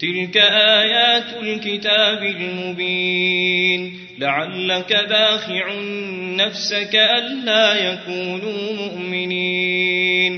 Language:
Arabic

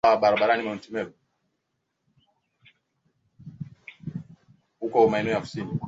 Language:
Swahili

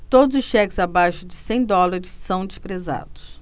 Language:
Portuguese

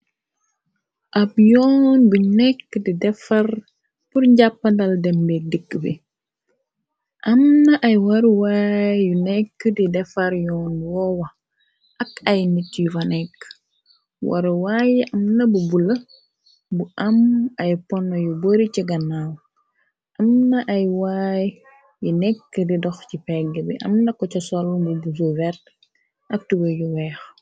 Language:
Wolof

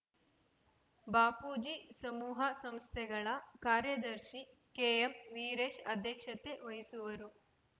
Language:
Kannada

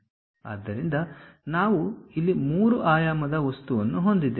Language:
Kannada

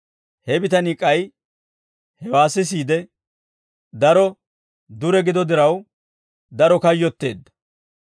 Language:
Dawro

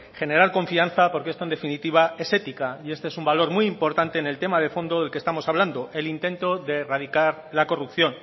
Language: Spanish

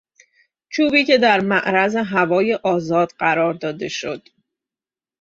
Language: Persian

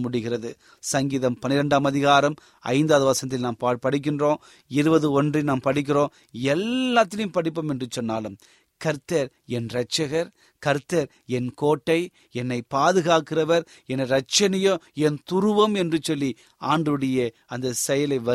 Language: Tamil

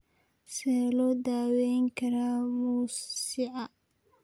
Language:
Somali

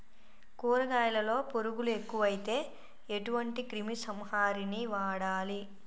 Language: Telugu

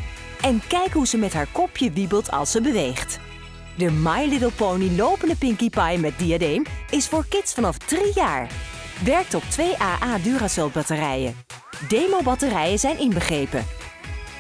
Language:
Dutch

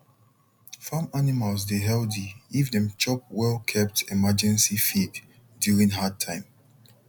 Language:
Nigerian Pidgin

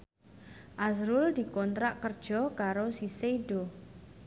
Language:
Javanese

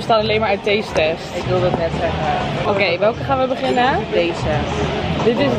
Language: Dutch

